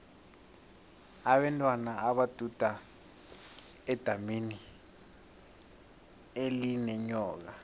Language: South Ndebele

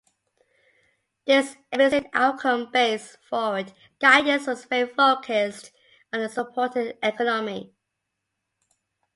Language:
English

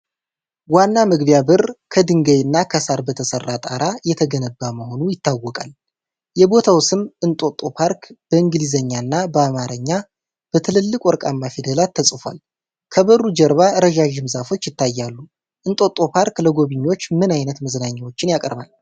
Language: Amharic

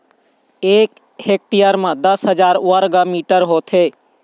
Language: Chhattisgarhi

